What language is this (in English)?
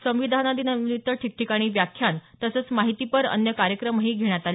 Marathi